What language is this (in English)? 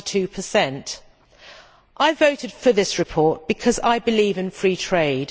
English